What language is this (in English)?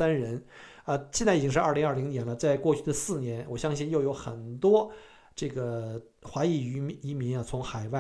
Chinese